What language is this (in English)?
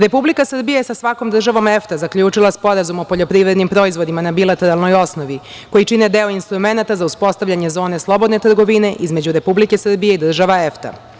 Serbian